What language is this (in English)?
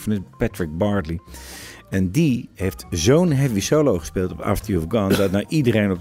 Dutch